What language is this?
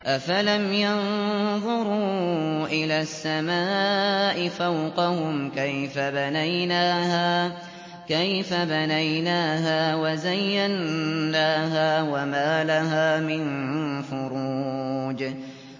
Arabic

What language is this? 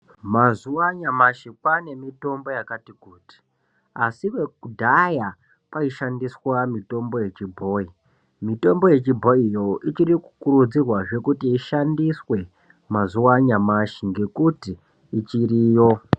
Ndau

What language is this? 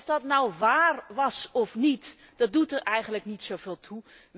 Dutch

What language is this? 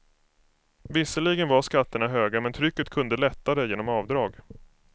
Swedish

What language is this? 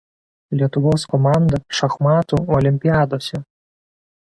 Lithuanian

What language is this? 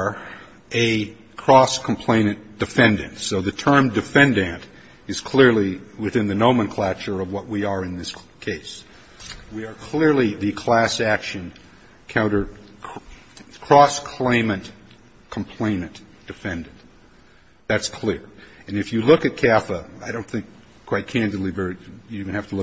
English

